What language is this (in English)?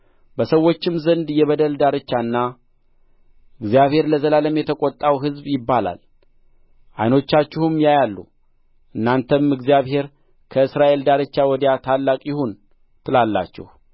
Amharic